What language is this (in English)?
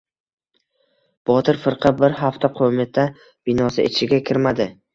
Uzbek